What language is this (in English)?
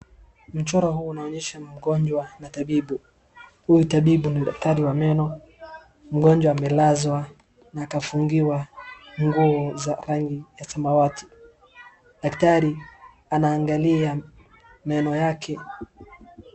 Swahili